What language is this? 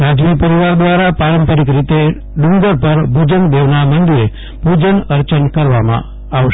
Gujarati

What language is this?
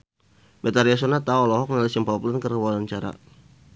Sundanese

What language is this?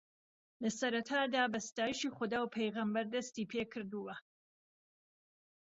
Central Kurdish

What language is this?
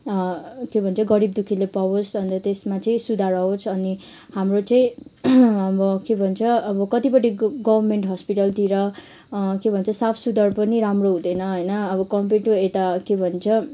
Nepali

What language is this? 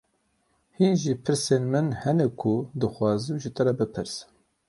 Kurdish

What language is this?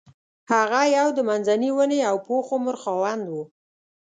Pashto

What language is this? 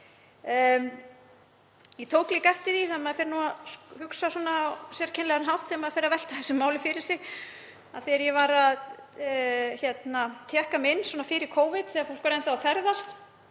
Icelandic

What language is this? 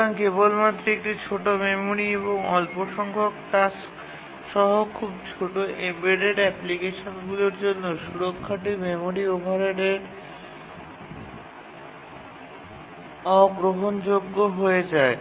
Bangla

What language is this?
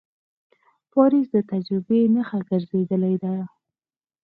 Pashto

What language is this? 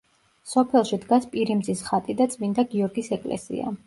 Georgian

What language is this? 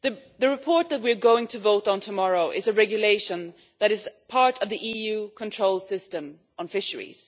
English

